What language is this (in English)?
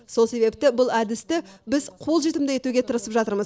Kazakh